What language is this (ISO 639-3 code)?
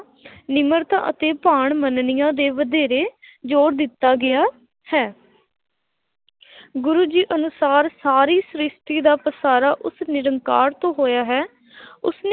pan